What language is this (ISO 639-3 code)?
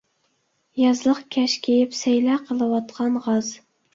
uig